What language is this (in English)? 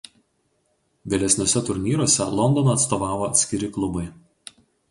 Lithuanian